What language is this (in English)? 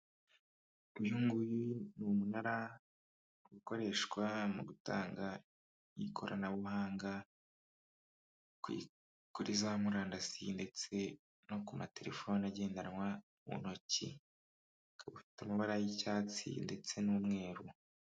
Kinyarwanda